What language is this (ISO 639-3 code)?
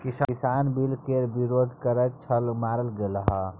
mai